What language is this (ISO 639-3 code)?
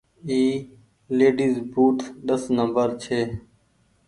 gig